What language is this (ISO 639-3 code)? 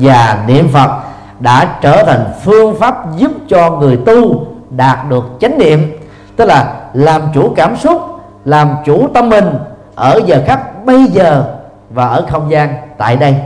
vie